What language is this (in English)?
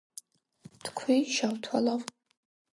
Georgian